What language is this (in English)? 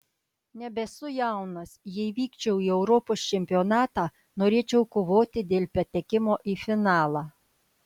Lithuanian